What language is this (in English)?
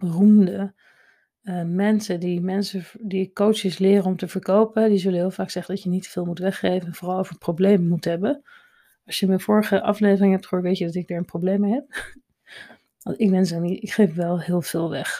Dutch